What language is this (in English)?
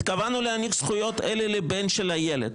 Hebrew